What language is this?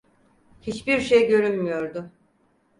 Turkish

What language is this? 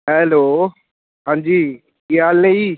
Punjabi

